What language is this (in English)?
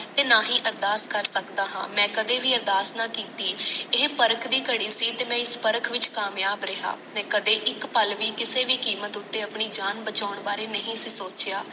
Punjabi